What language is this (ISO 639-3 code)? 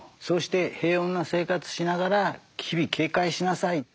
jpn